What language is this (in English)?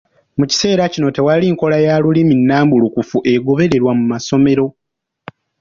Ganda